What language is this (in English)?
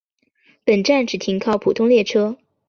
Chinese